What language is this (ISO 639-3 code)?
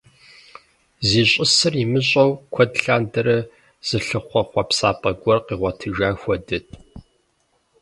kbd